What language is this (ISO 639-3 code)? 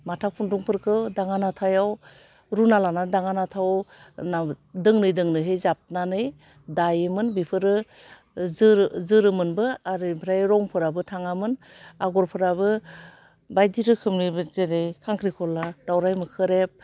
brx